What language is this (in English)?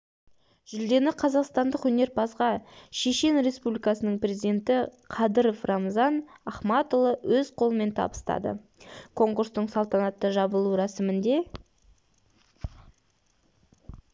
Kazakh